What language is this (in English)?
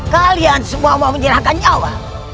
Indonesian